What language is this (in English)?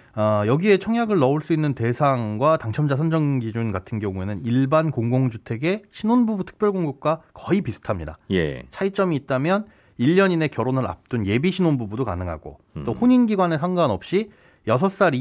Korean